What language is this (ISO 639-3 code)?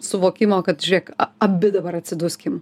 lit